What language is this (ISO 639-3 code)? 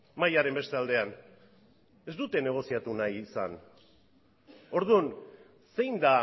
eus